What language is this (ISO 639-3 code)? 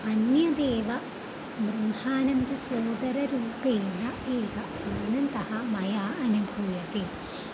san